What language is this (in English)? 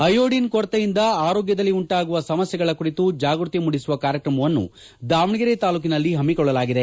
Kannada